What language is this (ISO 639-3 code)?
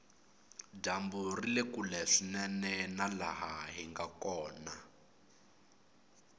tso